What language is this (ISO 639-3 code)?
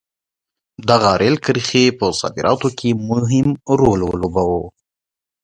pus